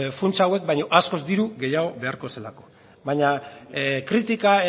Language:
Basque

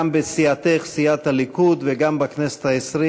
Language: Hebrew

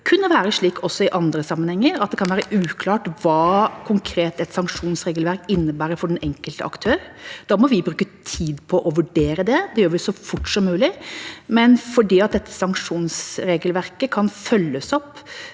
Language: Norwegian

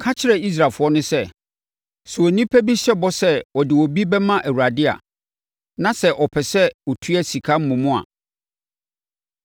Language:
Akan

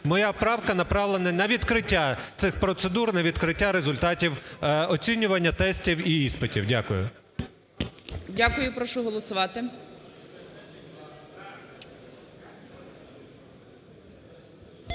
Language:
Ukrainian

